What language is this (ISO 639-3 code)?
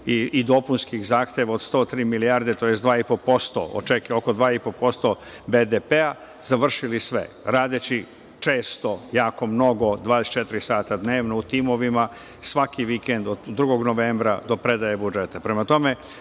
srp